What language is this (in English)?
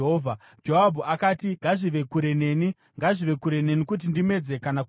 Shona